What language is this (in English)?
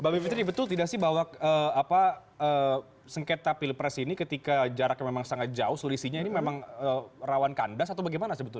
Indonesian